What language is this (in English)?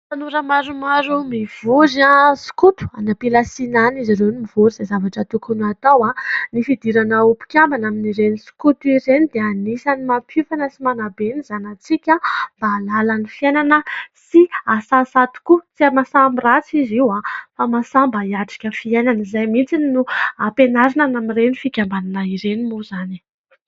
Malagasy